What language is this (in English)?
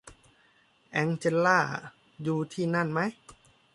Thai